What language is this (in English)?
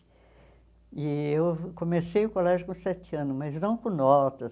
Portuguese